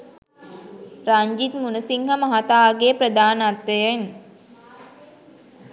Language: Sinhala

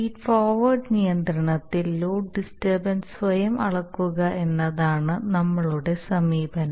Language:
Malayalam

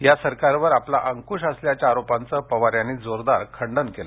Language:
Marathi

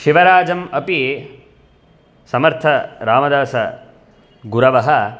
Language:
Sanskrit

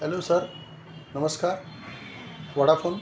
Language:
Marathi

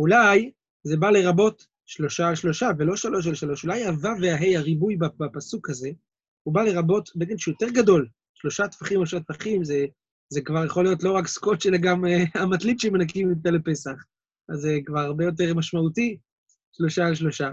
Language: Hebrew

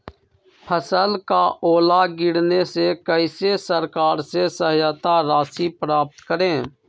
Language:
Magahi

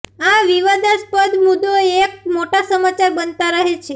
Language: Gujarati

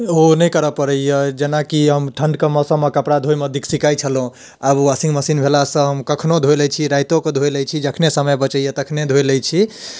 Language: Maithili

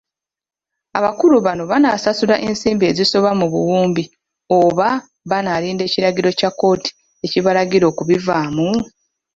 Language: Ganda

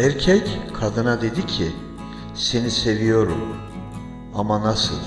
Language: Turkish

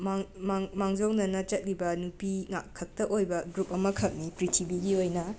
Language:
Manipuri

